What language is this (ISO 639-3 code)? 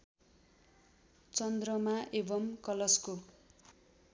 nep